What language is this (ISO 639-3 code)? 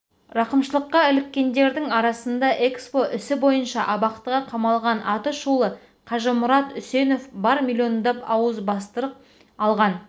kaz